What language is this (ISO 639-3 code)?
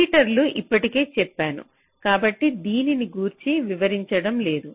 tel